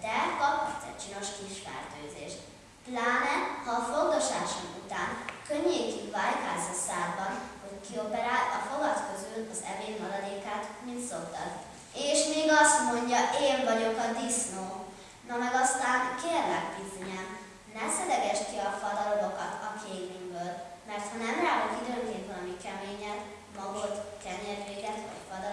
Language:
Hungarian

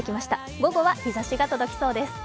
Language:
Japanese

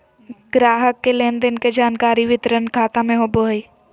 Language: Magahi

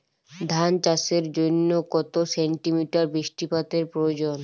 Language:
Bangla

